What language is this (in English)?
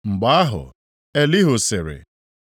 Igbo